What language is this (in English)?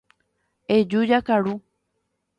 Guarani